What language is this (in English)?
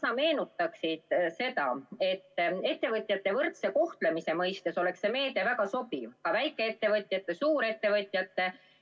Estonian